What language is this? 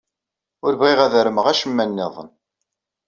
Kabyle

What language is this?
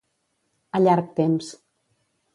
Catalan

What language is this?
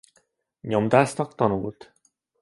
Hungarian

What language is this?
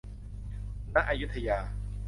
Thai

